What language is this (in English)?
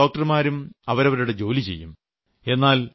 Malayalam